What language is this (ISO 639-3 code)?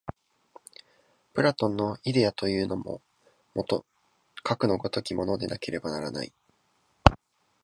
jpn